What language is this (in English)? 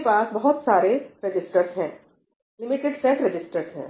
Hindi